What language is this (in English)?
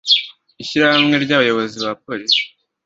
Kinyarwanda